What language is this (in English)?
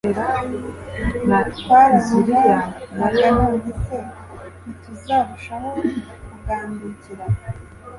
Kinyarwanda